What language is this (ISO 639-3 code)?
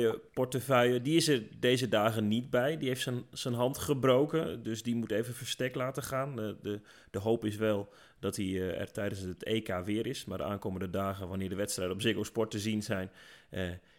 nld